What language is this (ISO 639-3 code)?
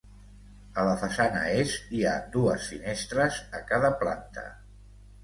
cat